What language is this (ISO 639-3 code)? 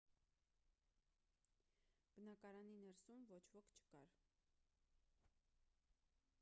hye